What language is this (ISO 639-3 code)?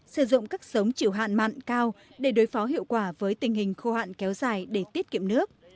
vie